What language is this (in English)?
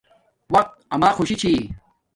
Domaaki